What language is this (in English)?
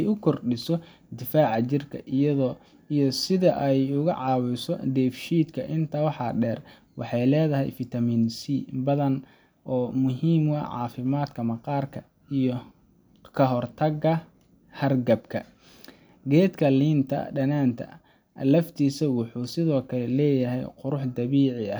Somali